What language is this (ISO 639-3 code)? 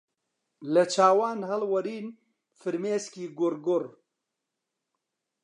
ckb